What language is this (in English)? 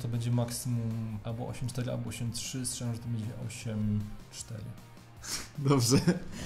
Polish